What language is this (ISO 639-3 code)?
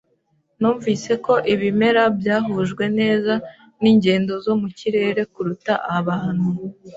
kin